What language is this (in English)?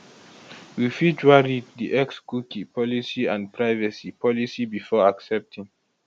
Nigerian Pidgin